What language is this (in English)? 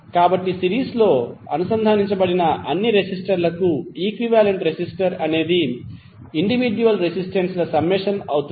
Telugu